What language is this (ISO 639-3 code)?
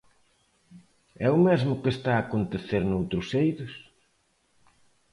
glg